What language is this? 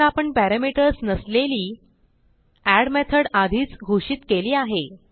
Marathi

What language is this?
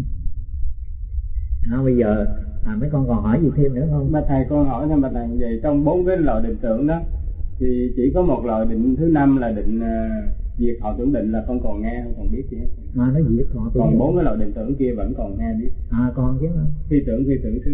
Vietnamese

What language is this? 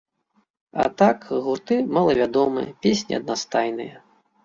Belarusian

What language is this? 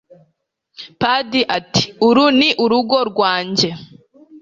Kinyarwanda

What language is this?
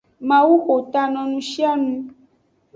Aja (Benin)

